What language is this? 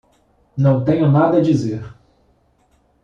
Portuguese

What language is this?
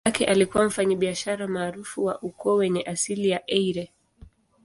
Swahili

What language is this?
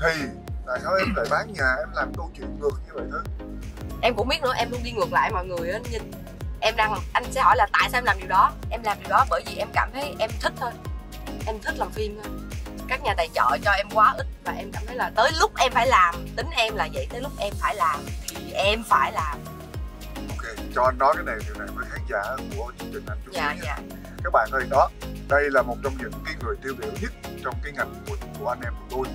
Vietnamese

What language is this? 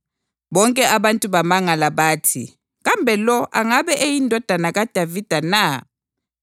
North Ndebele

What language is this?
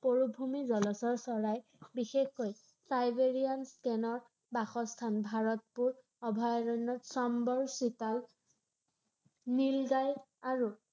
Assamese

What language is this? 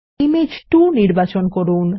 Bangla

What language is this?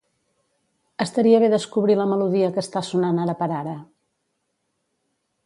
Catalan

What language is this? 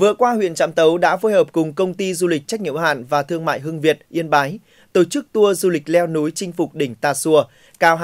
Vietnamese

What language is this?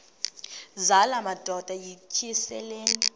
Xhosa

